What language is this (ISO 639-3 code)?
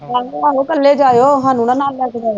pan